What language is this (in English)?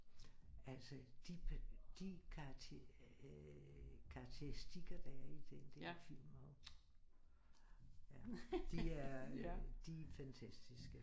Danish